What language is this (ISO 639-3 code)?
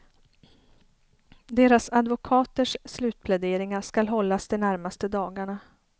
swe